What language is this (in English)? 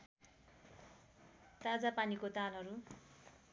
Nepali